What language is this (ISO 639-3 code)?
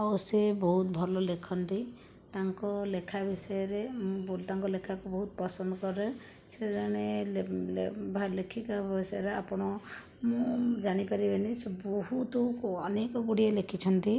ori